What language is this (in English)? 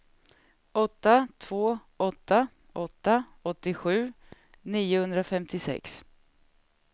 Swedish